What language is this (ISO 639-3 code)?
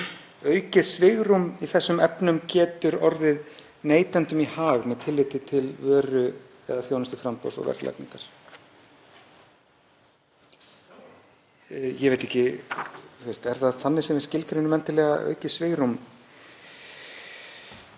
isl